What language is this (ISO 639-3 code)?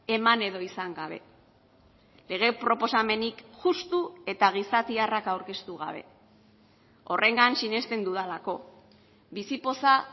eus